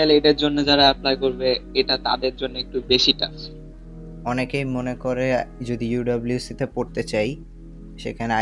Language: Bangla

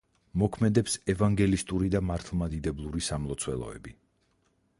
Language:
Georgian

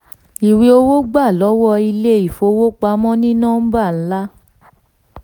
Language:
Yoruba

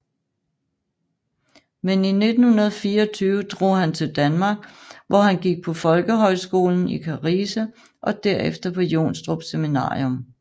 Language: Danish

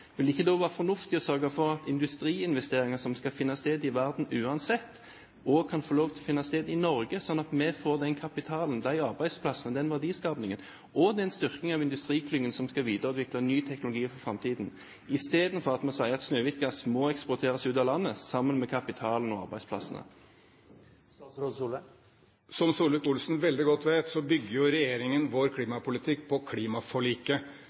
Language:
Norwegian Bokmål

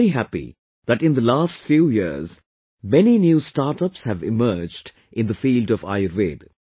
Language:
English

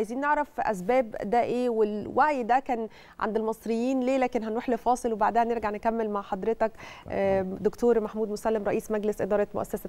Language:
Arabic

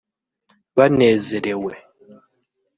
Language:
Kinyarwanda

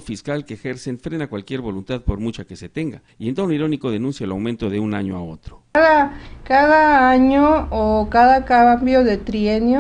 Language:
Spanish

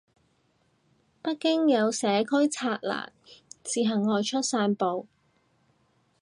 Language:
Cantonese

